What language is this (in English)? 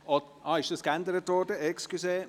Swiss German